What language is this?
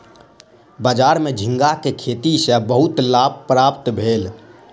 Maithili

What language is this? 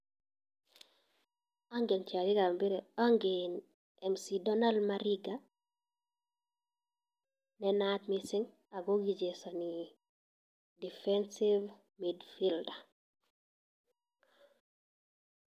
Kalenjin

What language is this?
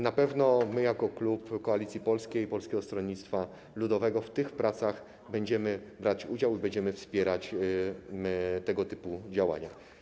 Polish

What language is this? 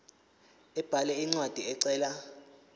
Zulu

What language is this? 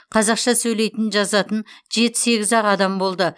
Kazakh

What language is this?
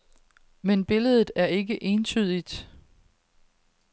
Danish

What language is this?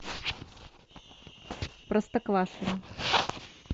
Russian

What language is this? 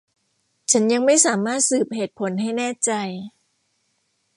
Thai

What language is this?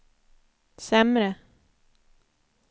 Swedish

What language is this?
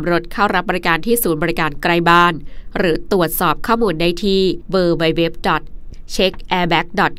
Thai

